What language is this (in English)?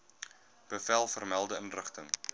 Afrikaans